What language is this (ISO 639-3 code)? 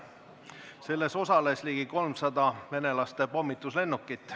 est